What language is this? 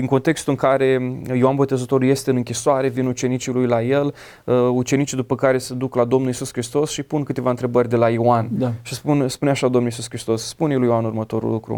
Romanian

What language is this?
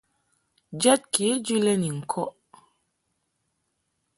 Mungaka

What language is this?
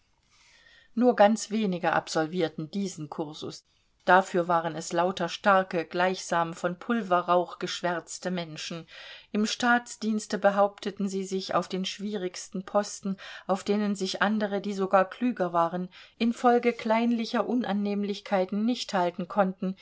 German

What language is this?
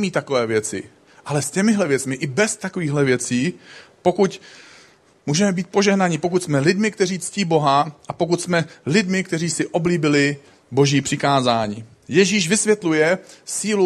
Czech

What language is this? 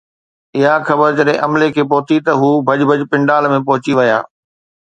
Sindhi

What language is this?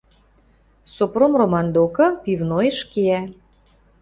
Western Mari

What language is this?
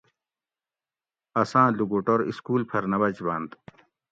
Gawri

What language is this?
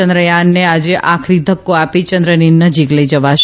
Gujarati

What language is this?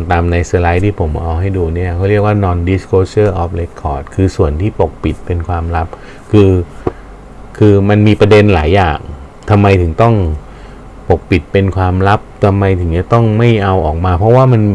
Thai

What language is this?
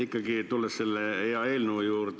Estonian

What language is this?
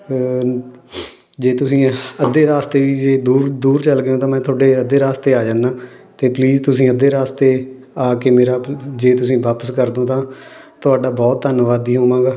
Punjabi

